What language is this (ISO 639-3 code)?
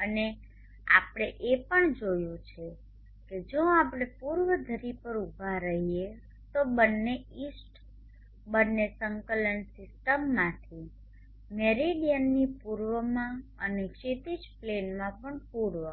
guj